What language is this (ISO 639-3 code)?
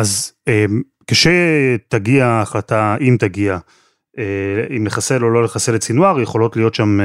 heb